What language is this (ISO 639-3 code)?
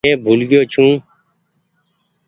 gig